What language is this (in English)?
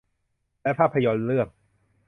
Thai